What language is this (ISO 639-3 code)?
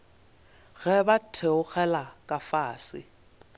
nso